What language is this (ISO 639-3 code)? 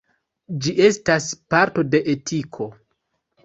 epo